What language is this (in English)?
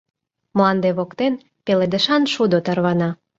Mari